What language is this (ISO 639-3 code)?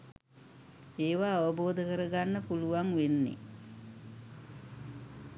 sin